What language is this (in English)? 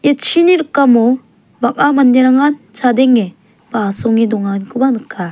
Garo